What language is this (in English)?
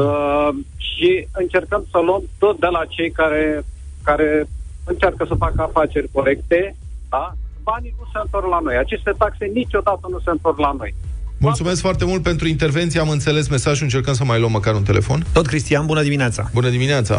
Romanian